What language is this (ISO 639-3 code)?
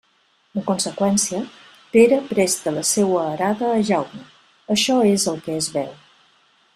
cat